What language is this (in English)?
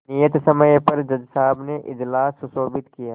Hindi